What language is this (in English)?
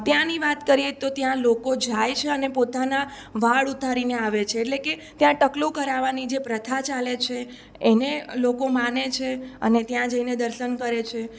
Gujarati